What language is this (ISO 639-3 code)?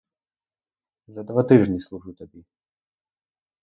ukr